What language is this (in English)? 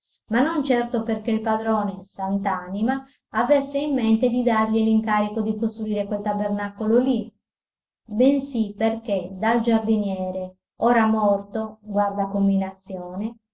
Italian